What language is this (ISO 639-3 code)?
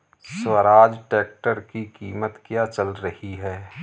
hin